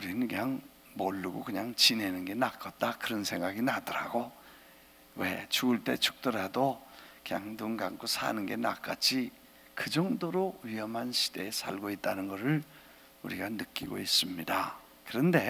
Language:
Korean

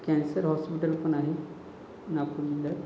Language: Marathi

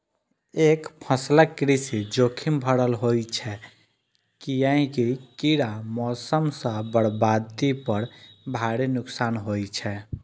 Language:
Maithili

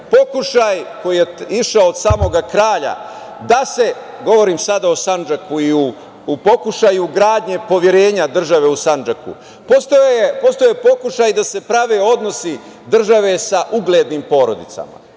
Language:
Serbian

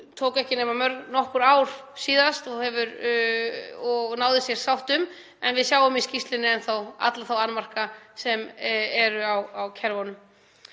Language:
Icelandic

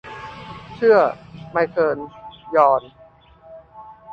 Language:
Thai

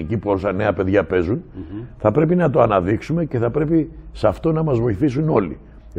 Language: Greek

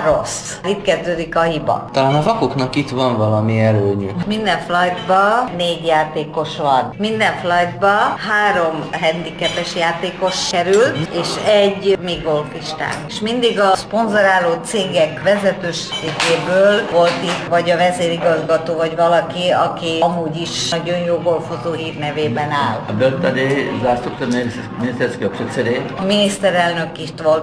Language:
Hungarian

